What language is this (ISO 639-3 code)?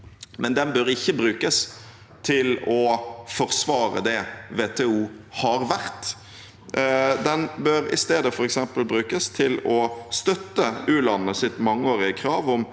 nor